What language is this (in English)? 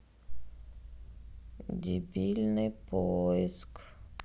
Russian